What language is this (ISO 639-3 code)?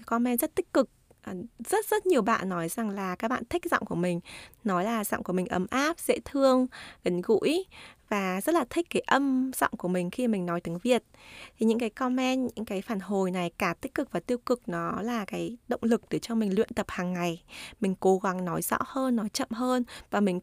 vie